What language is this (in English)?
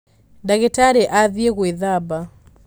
Kikuyu